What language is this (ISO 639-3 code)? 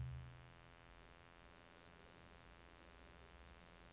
nor